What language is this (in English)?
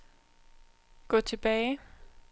Danish